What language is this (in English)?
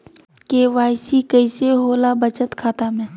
Magahi